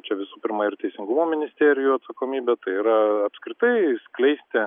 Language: Lithuanian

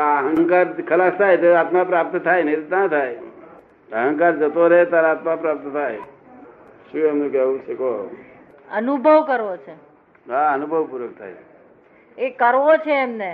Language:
Gujarati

